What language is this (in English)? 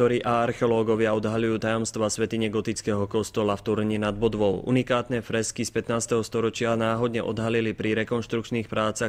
Slovak